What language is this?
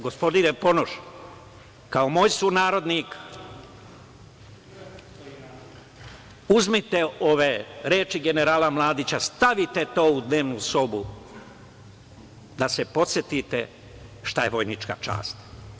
Serbian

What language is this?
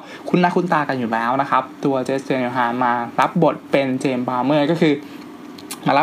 Thai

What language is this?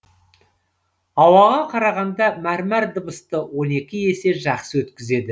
Kazakh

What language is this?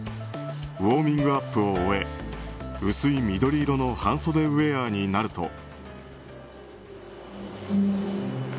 Japanese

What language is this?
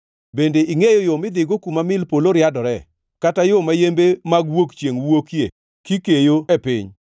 Luo (Kenya and Tanzania)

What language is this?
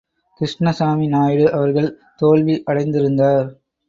Tamil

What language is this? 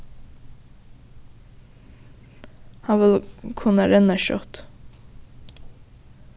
Faroese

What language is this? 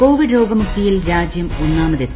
Malayalam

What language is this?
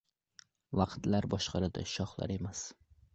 Uzbek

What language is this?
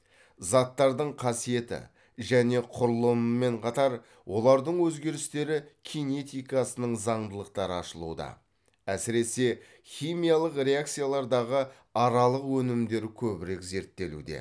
Kazakh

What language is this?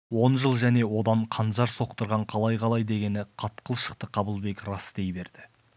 Kazakh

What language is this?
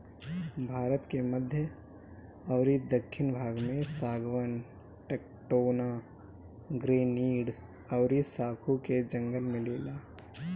Bhojpuri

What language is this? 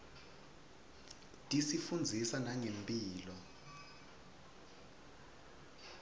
Swati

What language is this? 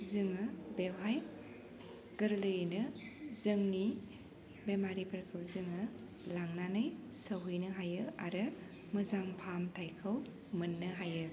Bodo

